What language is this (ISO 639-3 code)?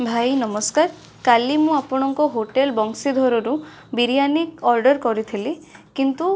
ori